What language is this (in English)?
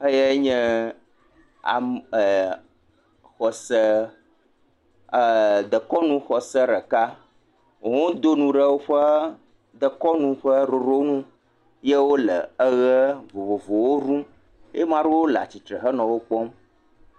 Ewe